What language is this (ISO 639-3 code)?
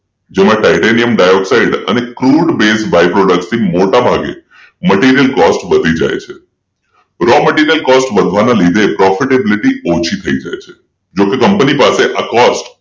guj